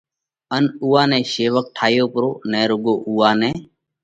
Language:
Parkari Koli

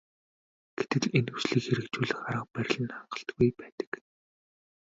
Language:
Mongolian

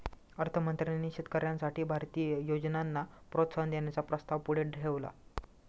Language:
Marathi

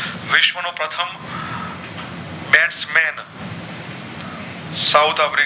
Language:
Gujarati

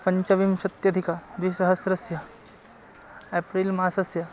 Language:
Sanskrit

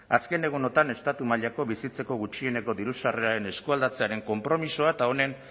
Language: Basque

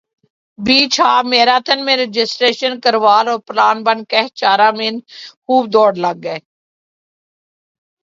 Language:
Urdu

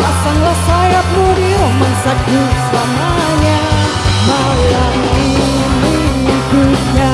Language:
Indonesian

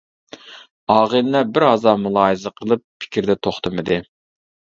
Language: Uyghur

